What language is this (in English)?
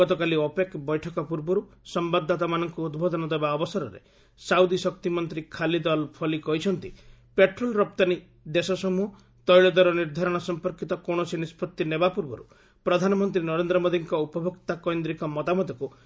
Odia